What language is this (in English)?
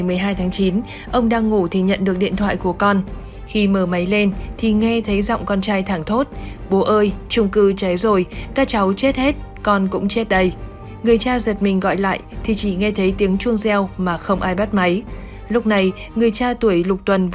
Vietnamese